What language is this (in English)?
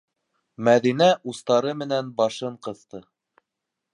Bashkir